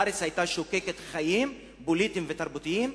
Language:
Hebrew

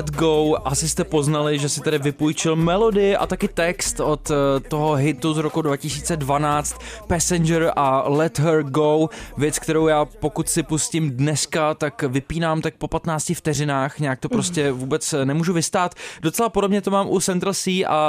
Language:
Czech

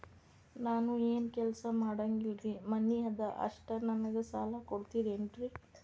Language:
Kannada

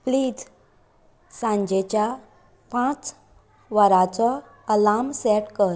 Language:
Konkani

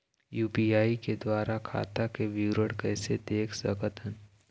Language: Chhattisgarhi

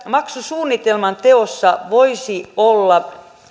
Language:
Finnish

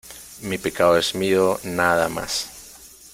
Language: Spanish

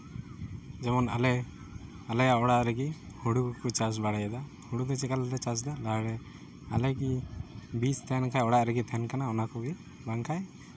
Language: Santali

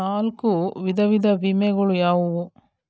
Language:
Kannada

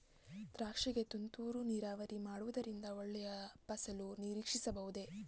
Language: Kannada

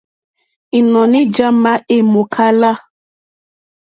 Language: Mokpwe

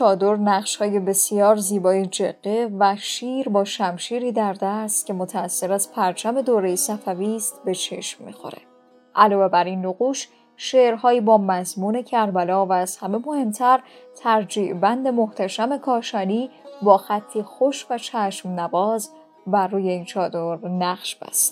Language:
Persian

